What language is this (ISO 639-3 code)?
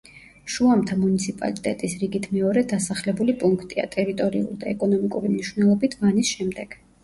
kat